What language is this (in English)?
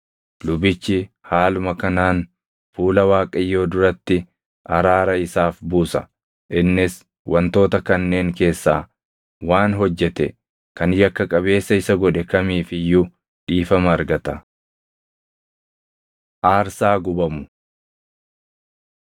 Oromo